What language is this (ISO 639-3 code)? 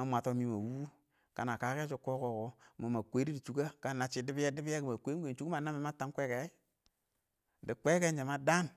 awo